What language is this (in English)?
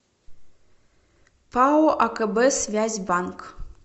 Russian